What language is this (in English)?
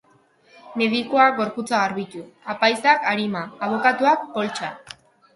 Basque